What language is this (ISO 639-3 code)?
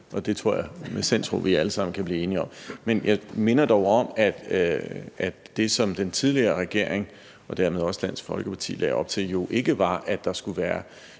dan